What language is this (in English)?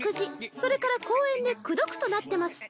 Japanese